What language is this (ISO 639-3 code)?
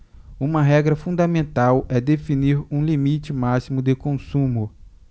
por